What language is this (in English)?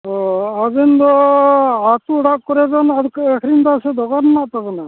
Santali